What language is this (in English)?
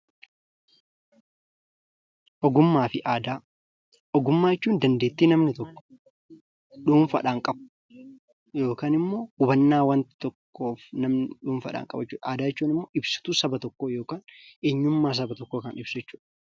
Oromo